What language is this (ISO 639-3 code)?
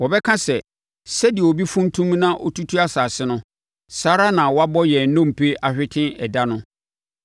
aka